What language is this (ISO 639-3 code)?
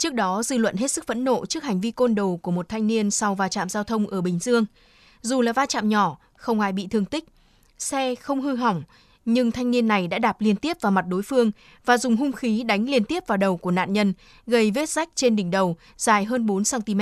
vie